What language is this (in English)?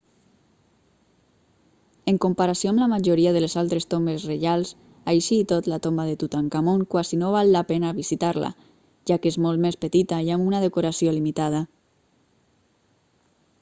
Catalan